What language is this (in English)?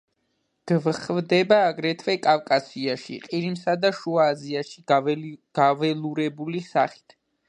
Georgian